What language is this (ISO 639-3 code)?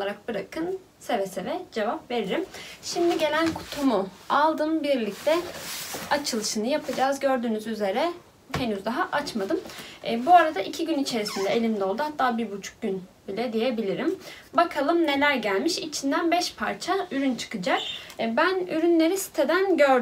tur